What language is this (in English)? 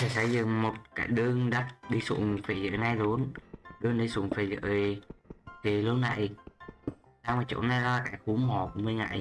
Vietnamese